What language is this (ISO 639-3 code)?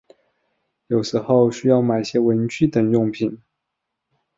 zho